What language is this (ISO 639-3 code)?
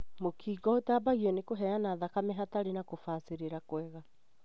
kik